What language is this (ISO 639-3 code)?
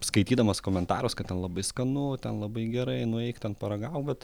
lit